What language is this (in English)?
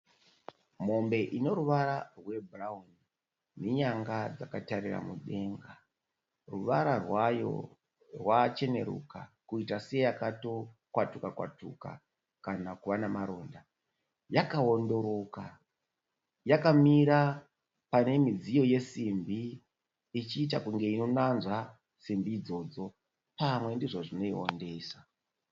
Shona